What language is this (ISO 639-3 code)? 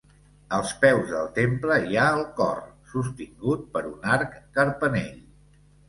cat